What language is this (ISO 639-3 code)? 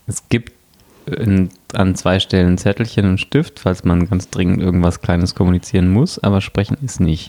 deu